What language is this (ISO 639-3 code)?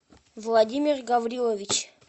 rus